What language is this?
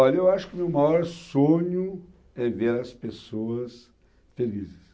Portuguese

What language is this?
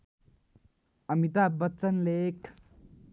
Nepali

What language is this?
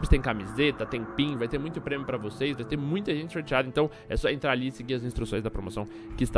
Portuguese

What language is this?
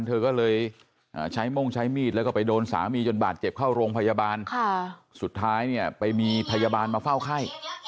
Thai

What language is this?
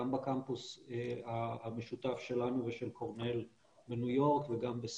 Hebrew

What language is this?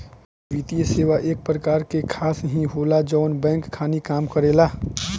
Bhojpuri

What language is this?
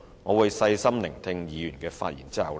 Cantonese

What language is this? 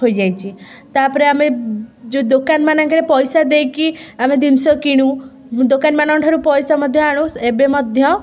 Odia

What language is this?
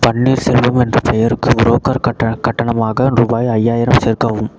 Tamil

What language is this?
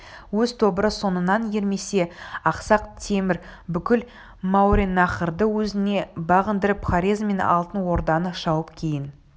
Kazakh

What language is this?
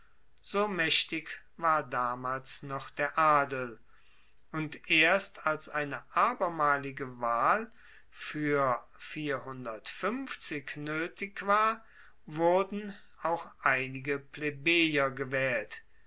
German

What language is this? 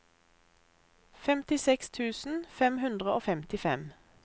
Norwegian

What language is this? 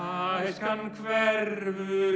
Icelandic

